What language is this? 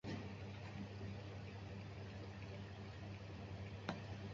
Chinese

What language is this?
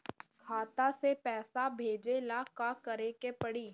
Bhojpuri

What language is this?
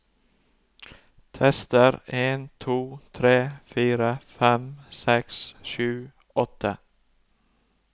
Norwegian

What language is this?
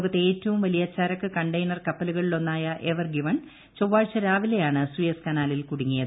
Malayalam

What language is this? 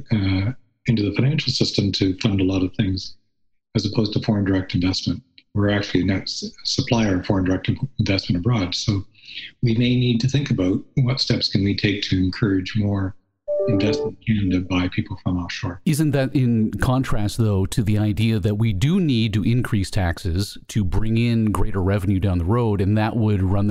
English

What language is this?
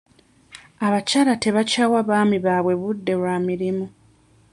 Ganda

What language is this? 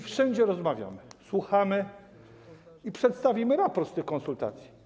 Polish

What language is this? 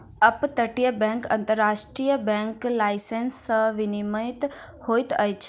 Maithili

